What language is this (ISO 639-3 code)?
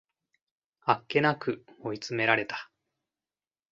jpn